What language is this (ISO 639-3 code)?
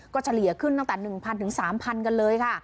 tha